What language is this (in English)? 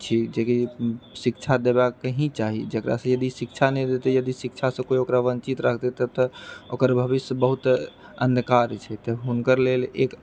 Maithili